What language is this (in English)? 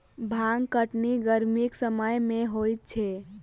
Maithili